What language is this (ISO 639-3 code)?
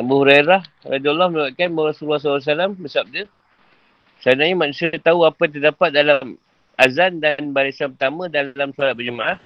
msa